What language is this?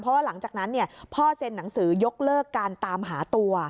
Thai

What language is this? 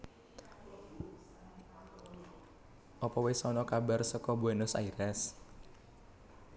Javanese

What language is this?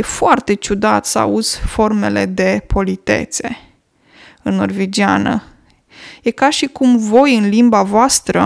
Romanian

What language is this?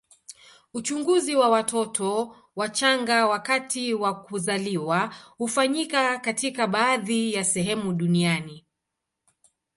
Swahili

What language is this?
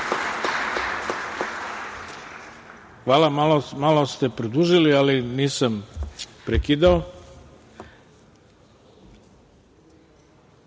Serbian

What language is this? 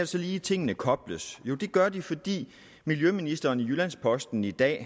Danish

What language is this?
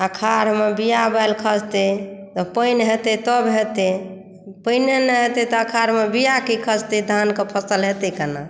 Maithili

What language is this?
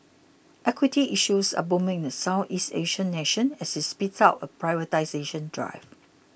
English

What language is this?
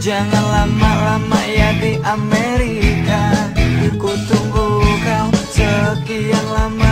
Indonesian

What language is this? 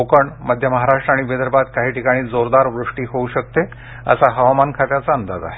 Marathi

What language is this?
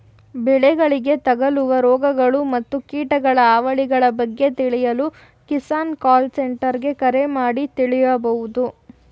Kannada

